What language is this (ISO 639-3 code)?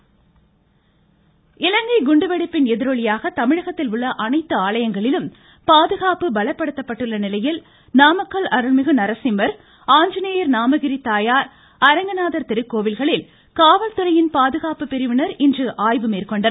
tam